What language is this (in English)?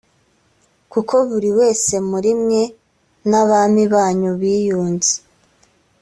Kinyarwanda